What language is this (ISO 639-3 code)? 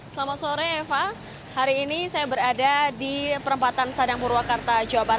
ind